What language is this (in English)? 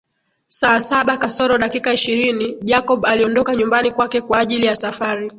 Swahili